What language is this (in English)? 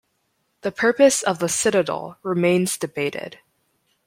English